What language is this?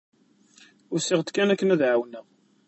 Kabyle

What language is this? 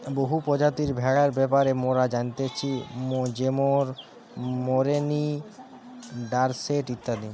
Bangla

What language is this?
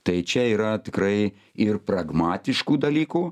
Lithuanian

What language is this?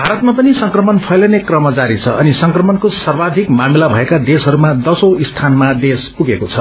Nepali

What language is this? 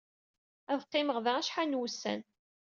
Kabyle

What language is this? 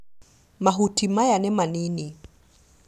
Kikuyu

